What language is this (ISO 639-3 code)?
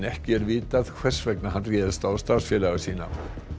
isl